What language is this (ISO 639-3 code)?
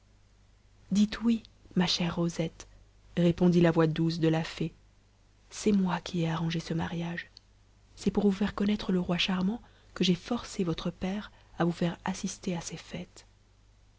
fra